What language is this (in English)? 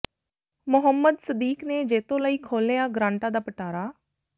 Punjabi